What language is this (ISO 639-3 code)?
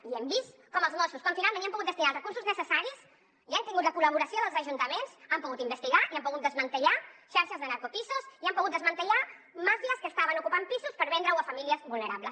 cat